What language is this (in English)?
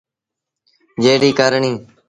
Sindhi Bhil